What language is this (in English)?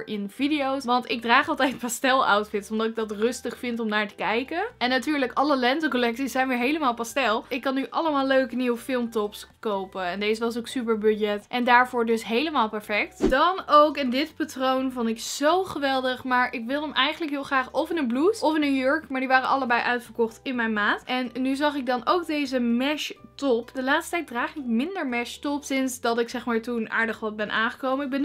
Dutch